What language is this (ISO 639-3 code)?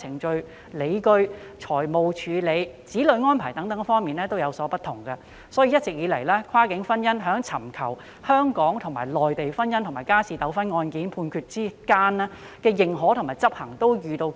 yue